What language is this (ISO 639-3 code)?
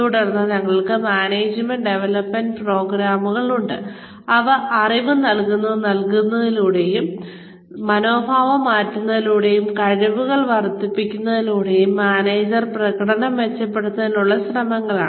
mal